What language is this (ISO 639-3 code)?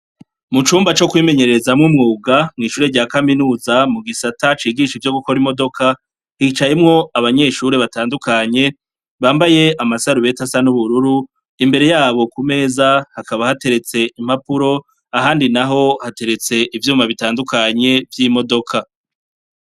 run